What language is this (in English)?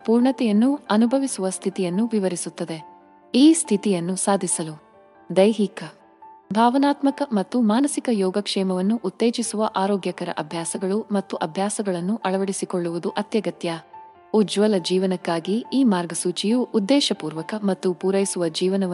Kannada